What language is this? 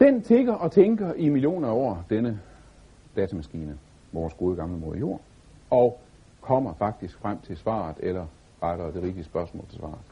Danish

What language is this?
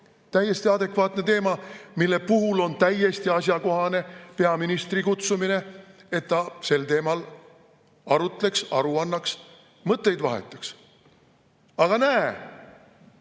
Estonian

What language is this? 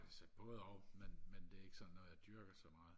Danish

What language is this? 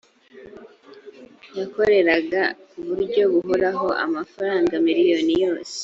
Kinyarwanda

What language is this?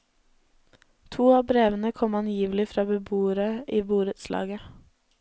Norwegian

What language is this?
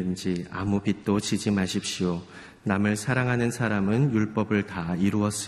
Korean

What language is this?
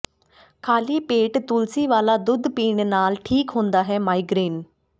Punjabi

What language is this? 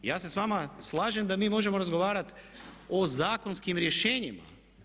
Croatian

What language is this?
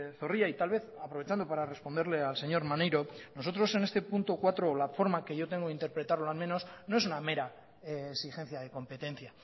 Spanish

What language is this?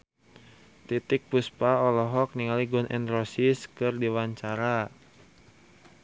Sundanese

